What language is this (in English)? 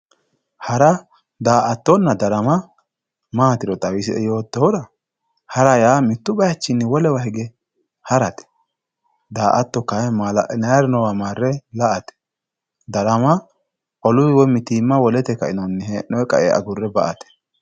Sidamo